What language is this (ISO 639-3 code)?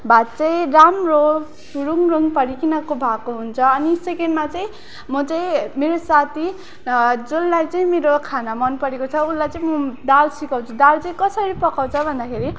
nep